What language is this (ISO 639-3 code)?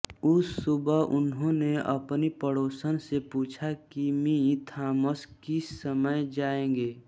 hin